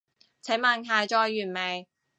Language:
Cantonese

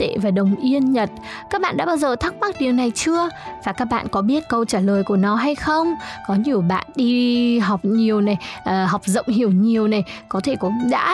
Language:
Vietnamese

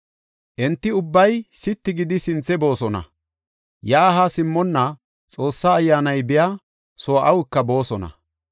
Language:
Gofa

